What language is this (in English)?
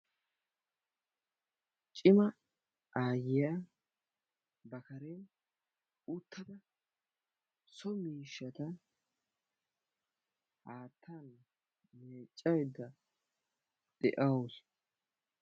Wolaytta